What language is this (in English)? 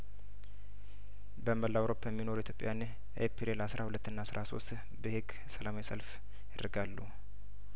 Amharic